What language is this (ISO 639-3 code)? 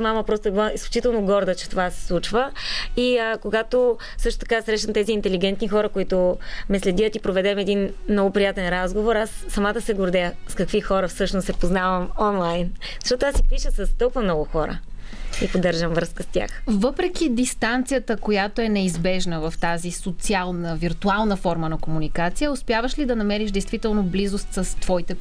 bul